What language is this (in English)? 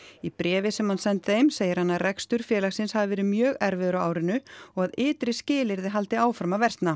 Icelandic